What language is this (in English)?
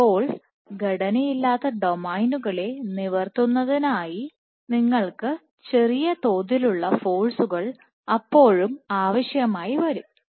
Malayalam